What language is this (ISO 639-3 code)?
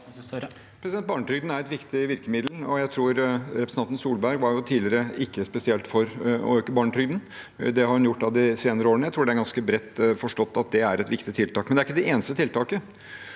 nor